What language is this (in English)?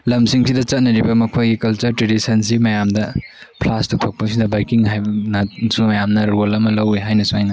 Manipuri